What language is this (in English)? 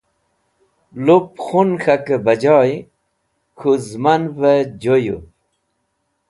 Wakhi